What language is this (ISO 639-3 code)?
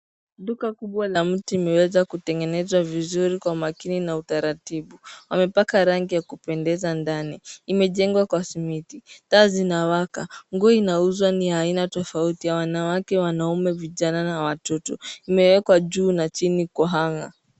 swa